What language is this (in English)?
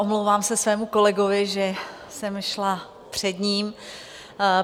Czech